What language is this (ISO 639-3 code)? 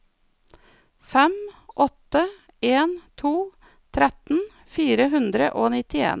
nor